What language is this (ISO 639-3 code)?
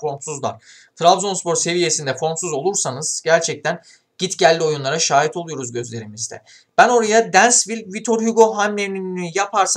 tur